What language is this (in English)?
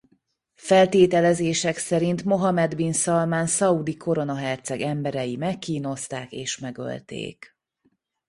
Hungarian